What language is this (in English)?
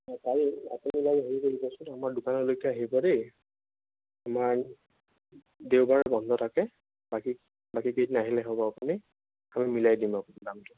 Assamese